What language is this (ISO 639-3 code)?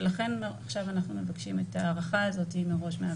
heb